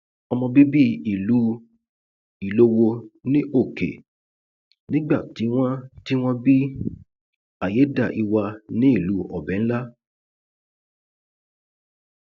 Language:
Yoruba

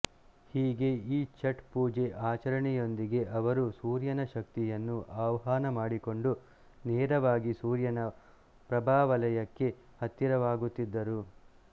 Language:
Kannada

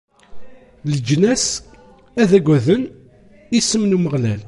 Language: Kabyle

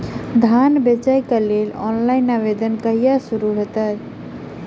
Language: Maithili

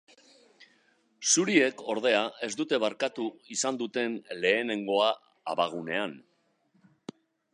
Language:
Basque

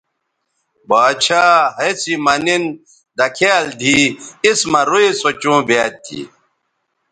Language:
Bateri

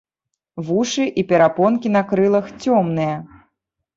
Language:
Belarusian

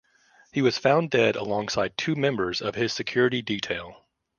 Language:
English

